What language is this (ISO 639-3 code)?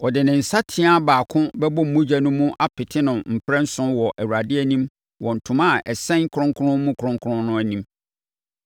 aka